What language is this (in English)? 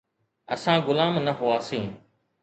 Sindhi